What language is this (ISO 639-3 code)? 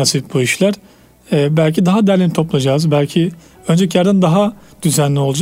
tur